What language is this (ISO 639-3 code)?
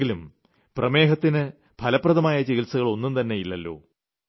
mal